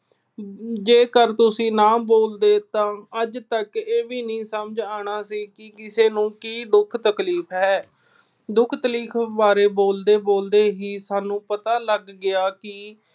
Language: Punjabi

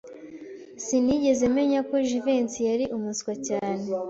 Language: Kinyarwanda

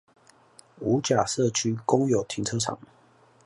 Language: Chinese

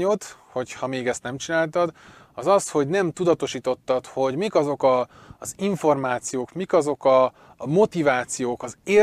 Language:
Hungarian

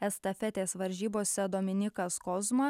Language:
Lithuanian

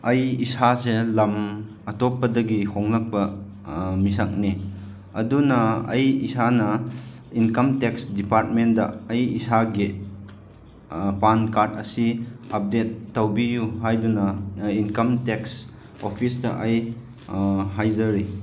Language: Manipuri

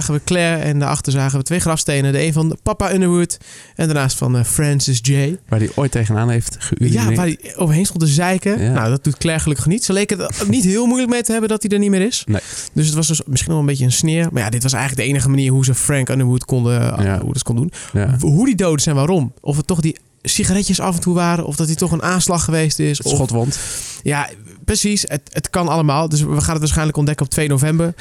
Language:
Dutch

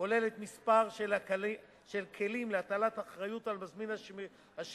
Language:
Hebrew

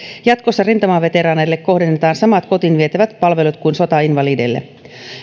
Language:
Finnish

